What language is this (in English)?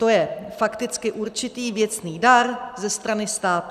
Czech